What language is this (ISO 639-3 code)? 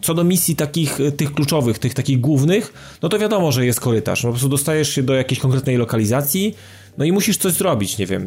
pol